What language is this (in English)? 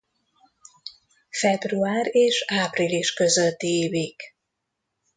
Hungarian